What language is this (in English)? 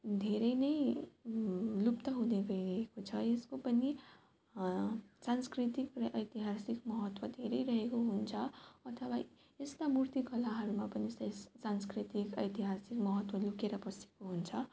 Nepali